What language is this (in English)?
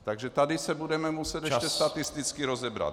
Czech